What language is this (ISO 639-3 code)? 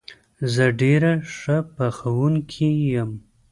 pus